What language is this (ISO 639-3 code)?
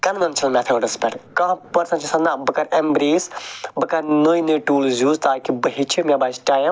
kas